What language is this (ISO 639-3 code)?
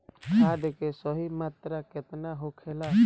bho